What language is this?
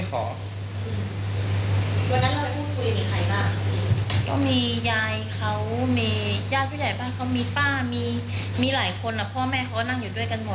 Thai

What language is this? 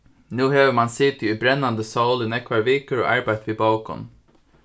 Faroese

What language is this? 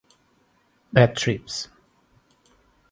Portuguese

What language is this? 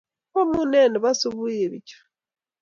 Kalenjin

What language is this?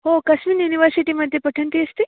Sanskrit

